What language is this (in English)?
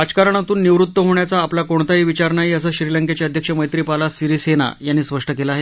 Marathi